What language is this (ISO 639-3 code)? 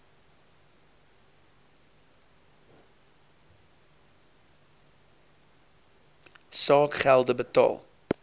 afr